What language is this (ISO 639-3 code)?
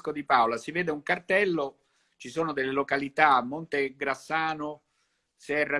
ita